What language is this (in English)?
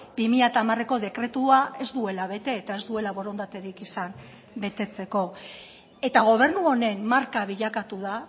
Basque